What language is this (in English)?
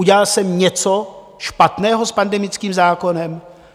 Czech